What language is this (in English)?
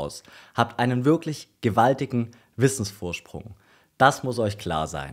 German